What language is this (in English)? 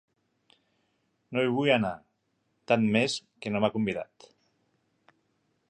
Catalan